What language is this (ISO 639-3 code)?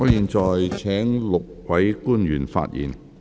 yue